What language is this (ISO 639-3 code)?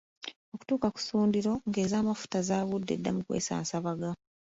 lug